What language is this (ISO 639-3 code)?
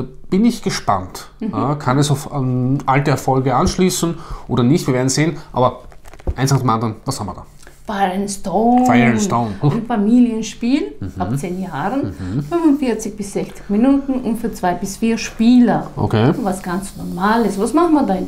deu